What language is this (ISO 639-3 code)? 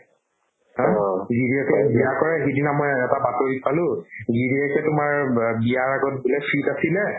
asm